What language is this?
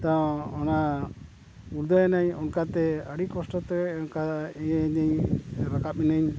Santali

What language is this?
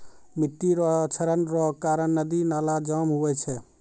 Maithili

